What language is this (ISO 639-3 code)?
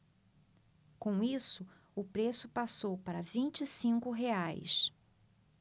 por